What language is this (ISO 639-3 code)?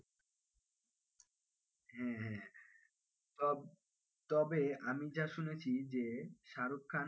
ben